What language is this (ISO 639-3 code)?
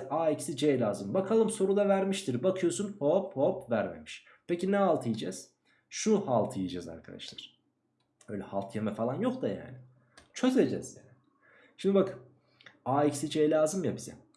tur